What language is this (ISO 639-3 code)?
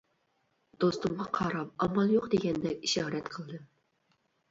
uig